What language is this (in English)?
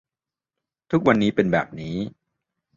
Thai